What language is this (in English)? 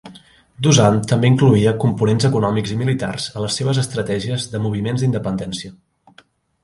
Catalan